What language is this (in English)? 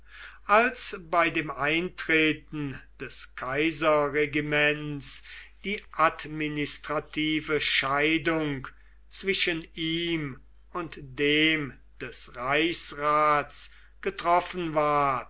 German